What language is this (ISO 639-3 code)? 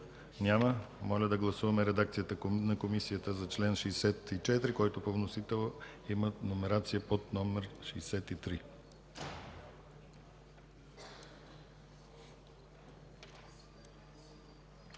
bul